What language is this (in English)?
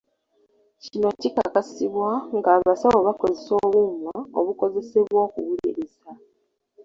Ganda